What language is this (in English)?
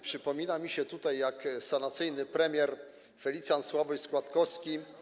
Polish